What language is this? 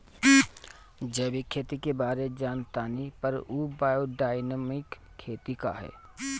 Bhojpuri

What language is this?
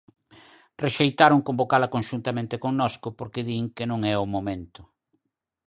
Galician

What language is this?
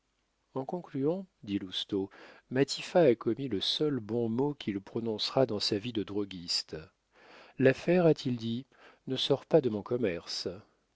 French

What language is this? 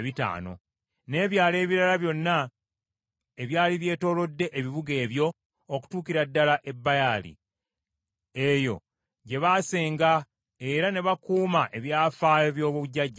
Ganda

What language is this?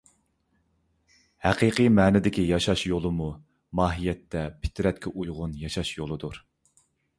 Uyghur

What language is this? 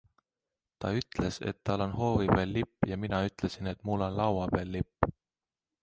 Estonian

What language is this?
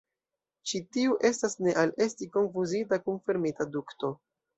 Esperanto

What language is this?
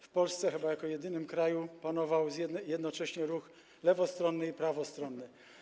Polish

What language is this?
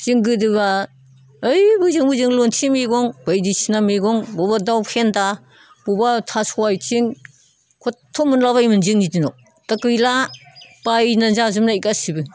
Bodo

